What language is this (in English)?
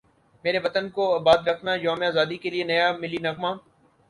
Urdu